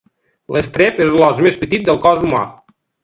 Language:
Catalan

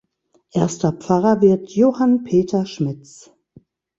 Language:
German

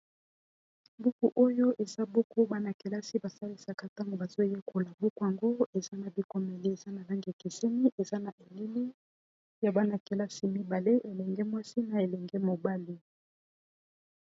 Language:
Lingala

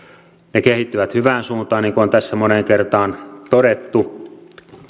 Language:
Finnish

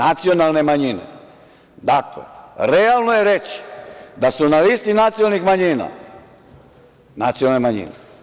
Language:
Serbian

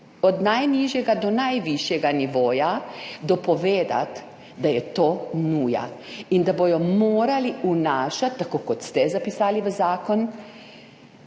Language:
Slovenian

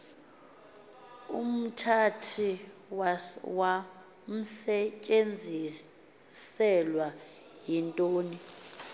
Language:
Xhosa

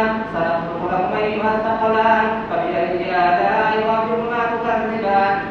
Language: Indonesian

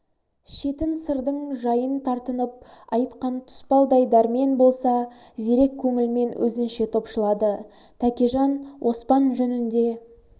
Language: Kazakh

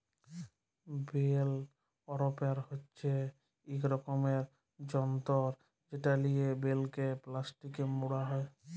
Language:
Bangla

